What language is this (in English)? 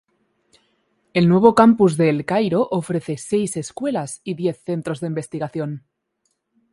Spanish